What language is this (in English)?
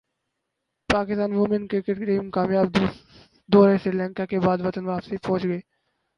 Urdu